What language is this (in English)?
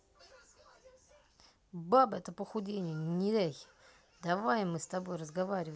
Russian